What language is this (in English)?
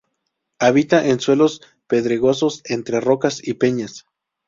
Spanish